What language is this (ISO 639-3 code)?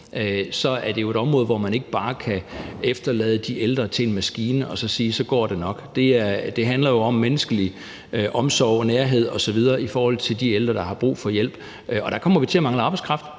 dan